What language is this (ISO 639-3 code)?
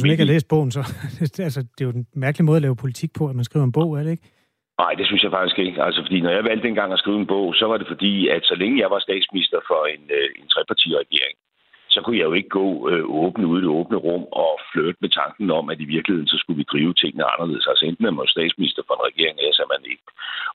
dan